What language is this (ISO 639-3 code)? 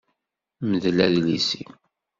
kab